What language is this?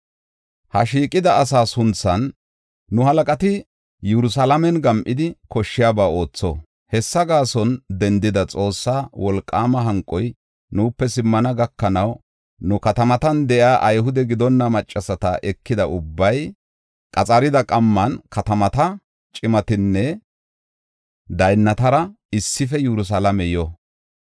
Gofa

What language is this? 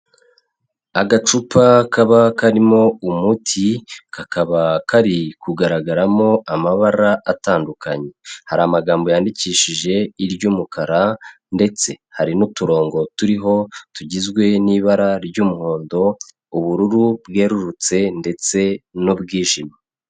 Kinyarwanda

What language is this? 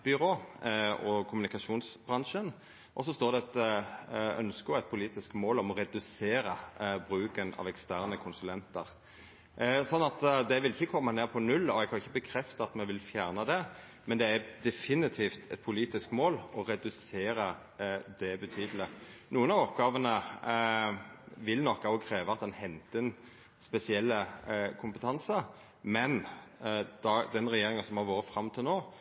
Norwegian Nynorsk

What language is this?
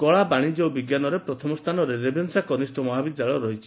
Odia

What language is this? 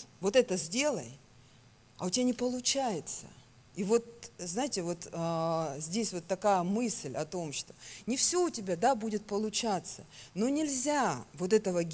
Russian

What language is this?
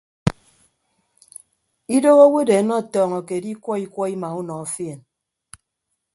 Ibibio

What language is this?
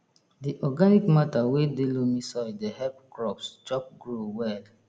Nigerian Pidgin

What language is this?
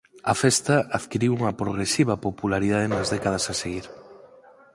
Galician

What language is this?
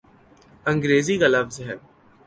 Urdu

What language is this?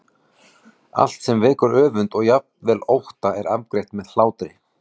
Icelandic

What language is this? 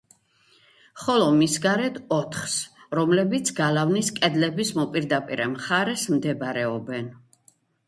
Georgian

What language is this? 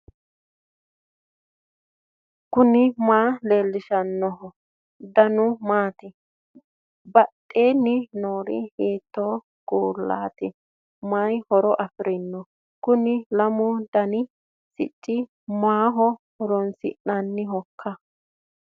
Sidamo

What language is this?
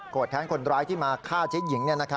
Thai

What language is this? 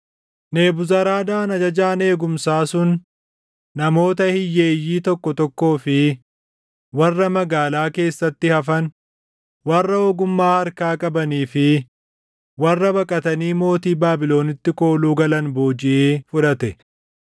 Oromo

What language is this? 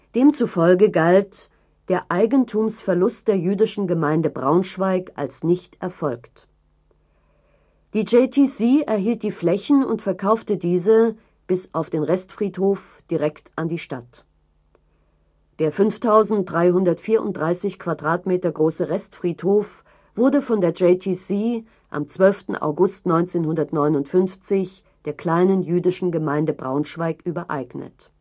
German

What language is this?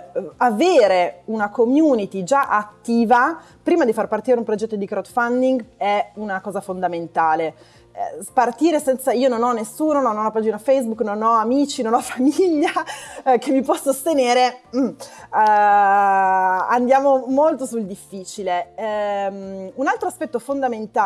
Italian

